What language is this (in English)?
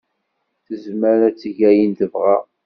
Kabyle